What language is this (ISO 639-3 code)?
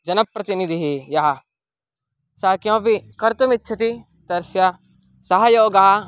san